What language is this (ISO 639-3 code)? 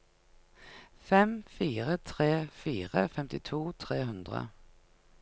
nor